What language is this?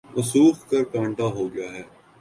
Urdu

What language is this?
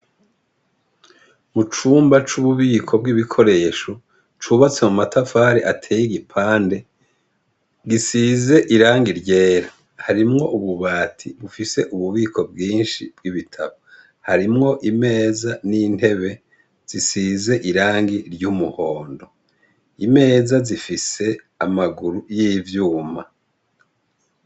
Rundi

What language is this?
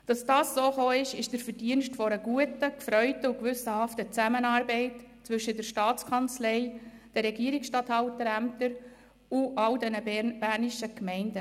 Swiss German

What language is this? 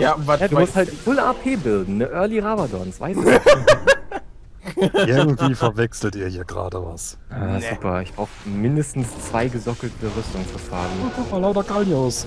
German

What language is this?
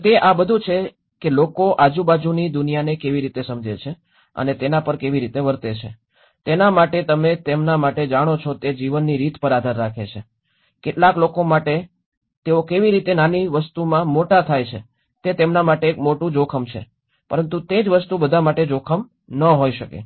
Gujarati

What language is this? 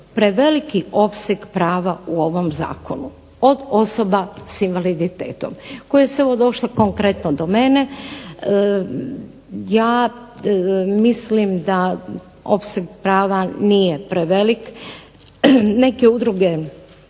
Croatian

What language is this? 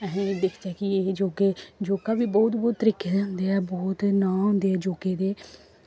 Dogri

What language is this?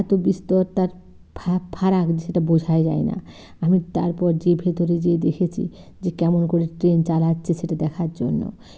Bangla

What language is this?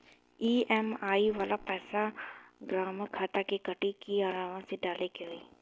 Bhojpuri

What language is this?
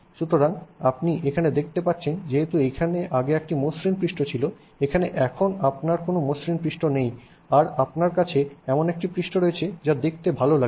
Bangla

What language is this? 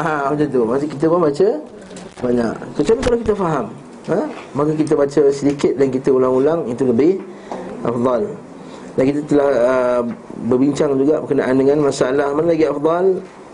Malay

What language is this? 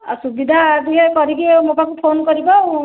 Odia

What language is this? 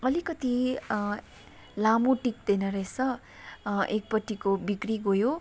Nepali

